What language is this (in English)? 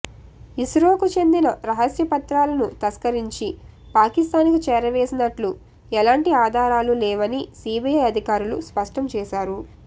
Telugu